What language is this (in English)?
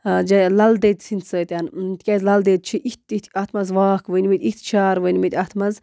Kashmiri